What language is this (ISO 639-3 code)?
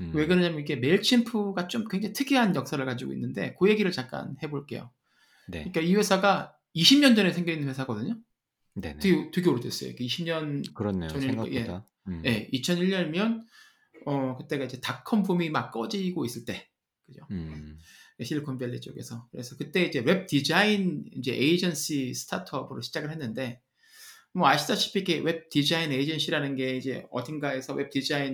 kor